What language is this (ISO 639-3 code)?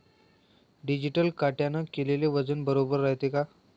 mar